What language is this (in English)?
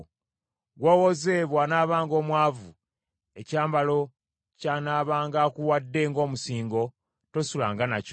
Ganda